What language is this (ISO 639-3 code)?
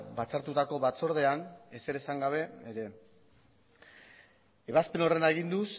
eus